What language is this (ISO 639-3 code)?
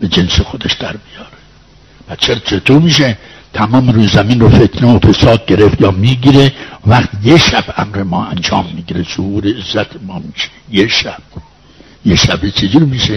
fas